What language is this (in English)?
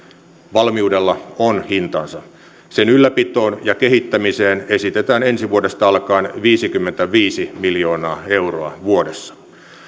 Finnish